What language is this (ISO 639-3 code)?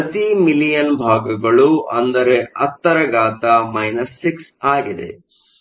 kan